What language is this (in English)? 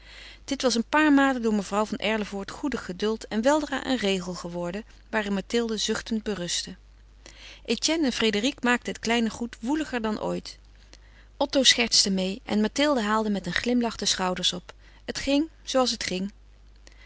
Dutch